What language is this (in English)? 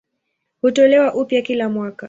Swahili